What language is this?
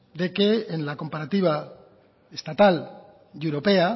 Spanish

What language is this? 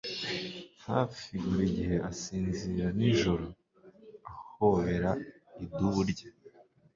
Kinyarwanda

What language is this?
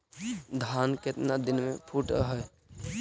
Magahi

